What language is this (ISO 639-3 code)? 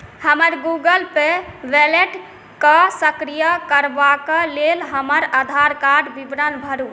mai